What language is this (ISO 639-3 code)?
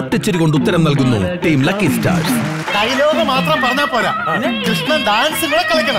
mal